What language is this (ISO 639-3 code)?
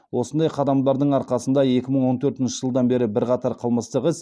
kaz